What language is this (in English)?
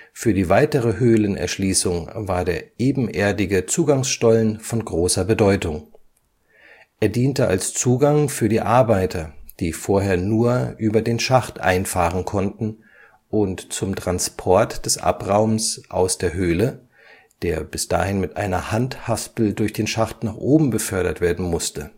German